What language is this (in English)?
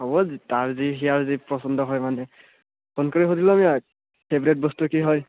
Assamese